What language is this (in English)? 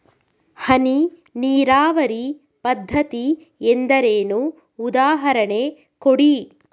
Kannada